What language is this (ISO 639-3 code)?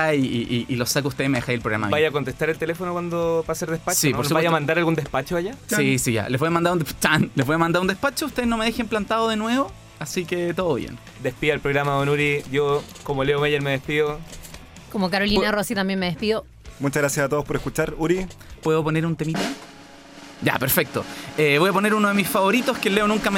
spa